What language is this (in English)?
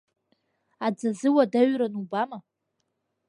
Abkhazian